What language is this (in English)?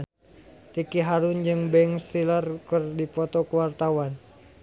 Sundanese